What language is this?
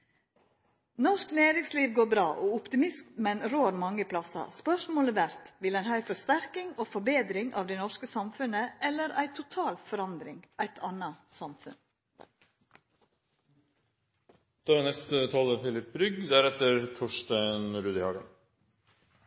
Norwegian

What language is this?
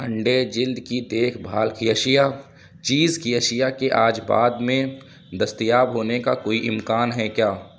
Urdu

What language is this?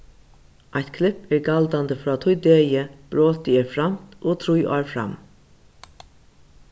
Faroese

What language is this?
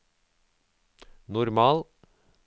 Norwegian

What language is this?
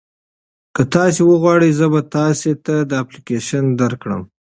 Pashto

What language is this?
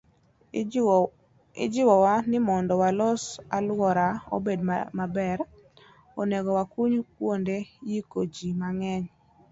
Luo (Kenya and Tanzania)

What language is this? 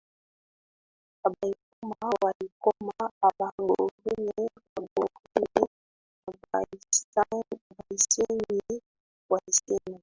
Swahili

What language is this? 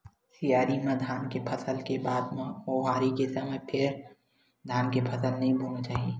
Chhattisgarhi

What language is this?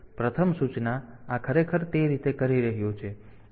Gujarati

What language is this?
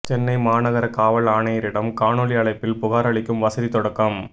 Tamil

